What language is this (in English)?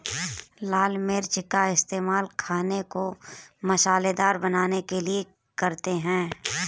Hindi